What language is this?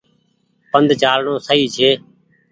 Goaria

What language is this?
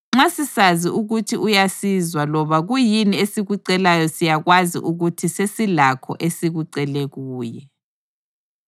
North Ndebele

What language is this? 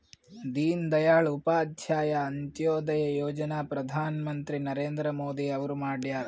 Kannada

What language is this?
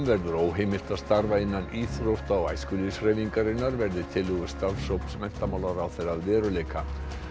Icelandic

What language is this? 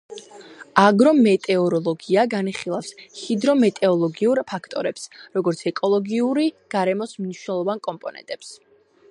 Georgian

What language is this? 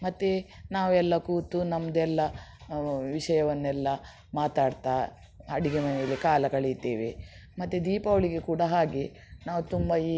Kannada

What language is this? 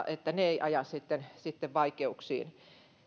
Finnish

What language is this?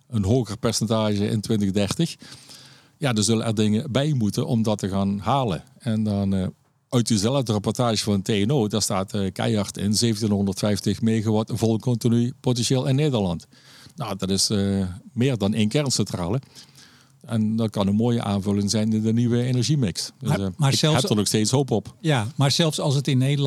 Dutch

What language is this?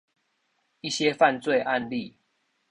Chinese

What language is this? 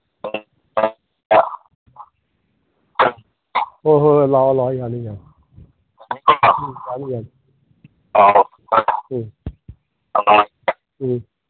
Manipuri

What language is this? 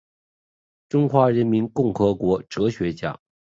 Chinese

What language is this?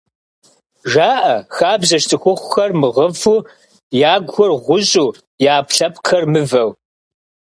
Kabardian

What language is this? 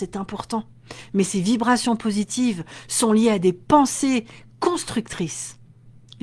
French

